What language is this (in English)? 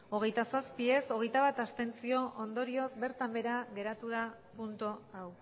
Basque